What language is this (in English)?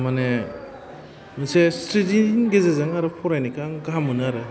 Bodo